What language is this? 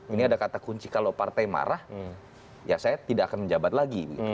Indonesian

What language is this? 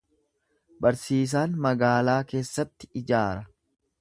Oromo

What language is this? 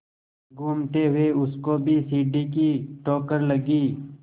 Hindi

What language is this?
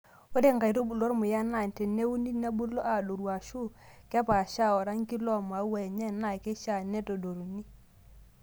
Masai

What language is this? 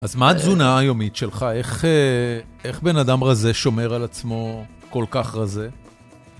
Hebrew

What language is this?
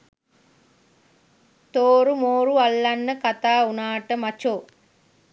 Sinhala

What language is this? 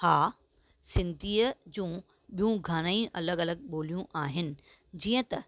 Sindhi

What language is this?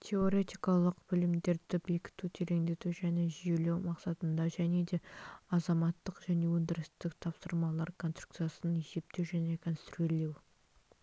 Kazakh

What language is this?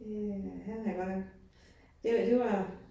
Danish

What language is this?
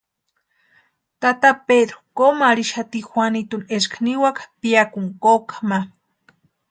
Western Highland Purepecha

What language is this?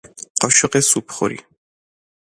Persian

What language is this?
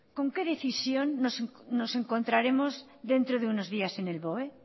Spanish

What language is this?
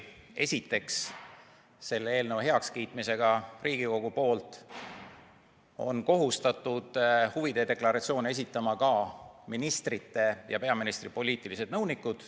Estonian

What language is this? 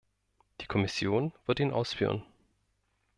German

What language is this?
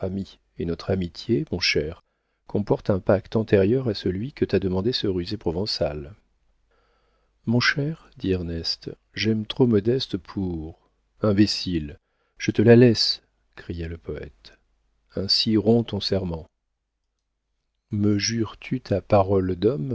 French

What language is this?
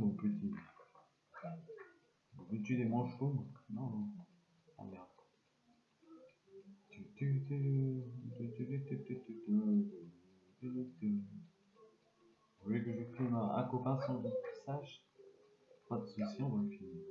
French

